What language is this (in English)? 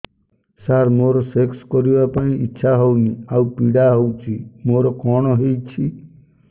Odia